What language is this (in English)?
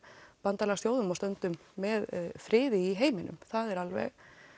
Icelandic